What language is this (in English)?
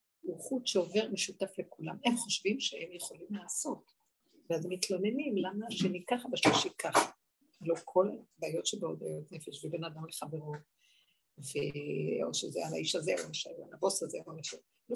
Hebrew